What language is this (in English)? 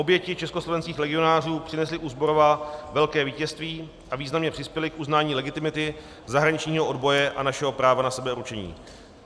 Czech